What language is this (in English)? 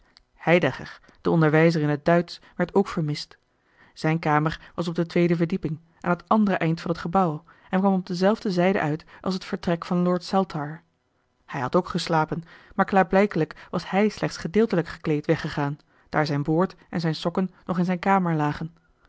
Dutch